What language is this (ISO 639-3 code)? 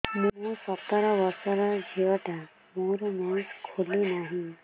ori